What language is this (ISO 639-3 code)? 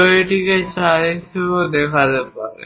ben